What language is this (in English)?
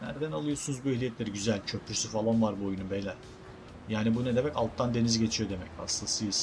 Turkish